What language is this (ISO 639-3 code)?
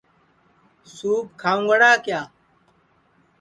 ssi